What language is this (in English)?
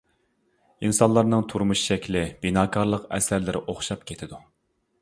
Uyghur